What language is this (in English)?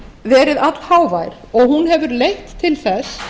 Icelandic